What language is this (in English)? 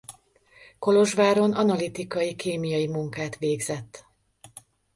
Hungarian